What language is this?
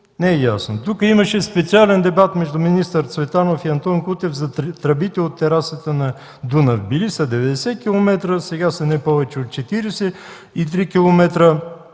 Bulgarian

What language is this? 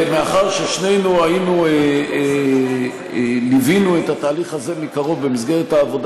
Hebrew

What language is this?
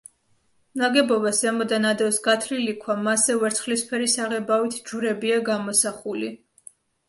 Georgian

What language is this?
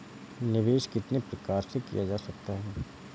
Hindi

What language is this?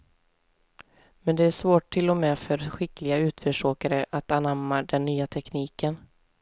Swedish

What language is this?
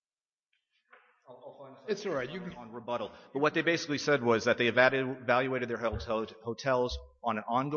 English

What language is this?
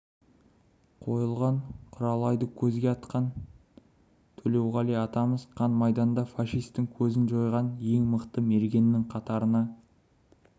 Kazakh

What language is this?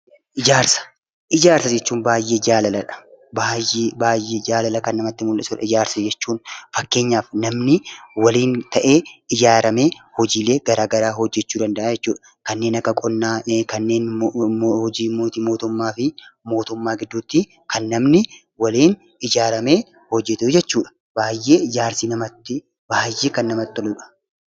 Oromo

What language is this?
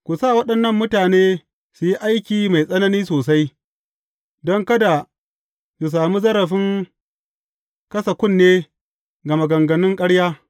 Hausa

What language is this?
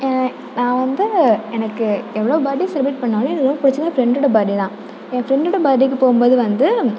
Tamil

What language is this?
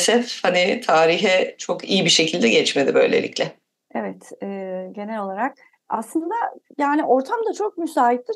Turkish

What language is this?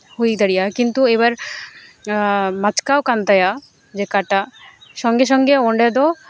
Santali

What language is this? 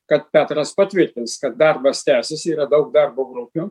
Lithuanian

